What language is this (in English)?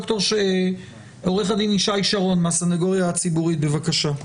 Hebrew